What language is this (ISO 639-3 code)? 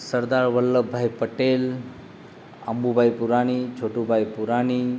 guj